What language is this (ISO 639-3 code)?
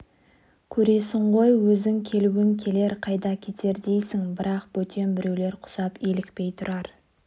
kaz